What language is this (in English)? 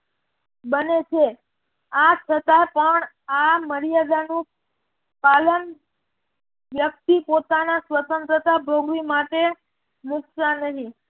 Gujarati